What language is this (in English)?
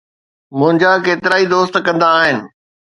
Sindhi